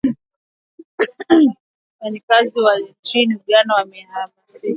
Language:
Swahili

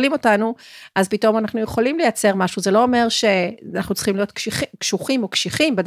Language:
Hebrew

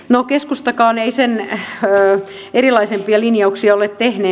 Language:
Finnish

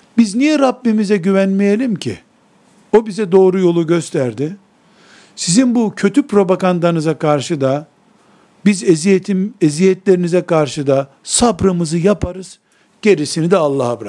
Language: Turkish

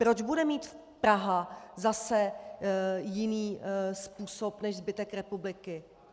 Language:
Czech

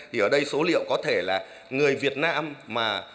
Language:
Vietnamese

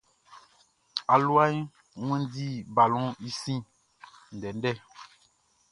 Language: Baoulé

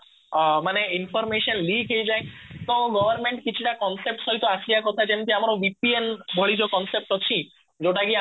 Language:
Odia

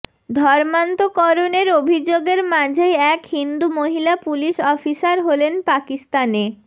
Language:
Bangla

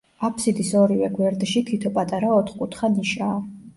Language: Georgian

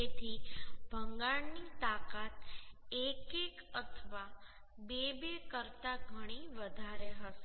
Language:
Gujarati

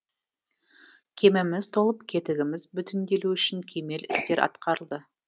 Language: Kazakh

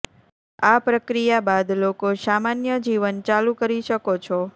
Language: Gujarati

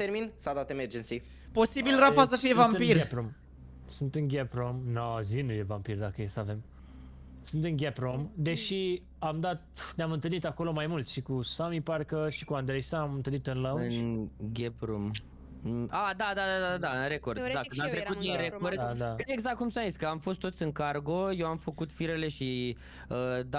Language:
Romanian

